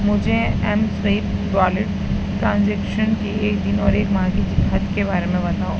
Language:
Urdu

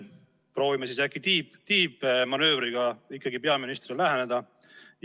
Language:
Estonian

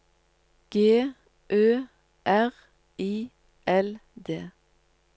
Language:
Norwegian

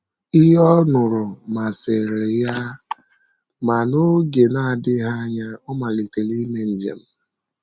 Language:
Igbo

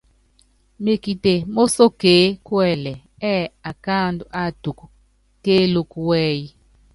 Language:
Yangben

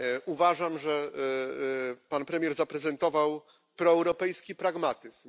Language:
Polish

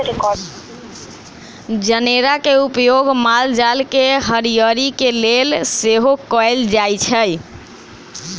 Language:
Magahi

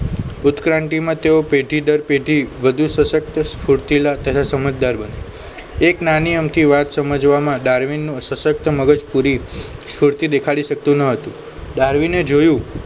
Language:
Gujarati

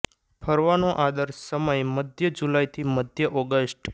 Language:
Gujarati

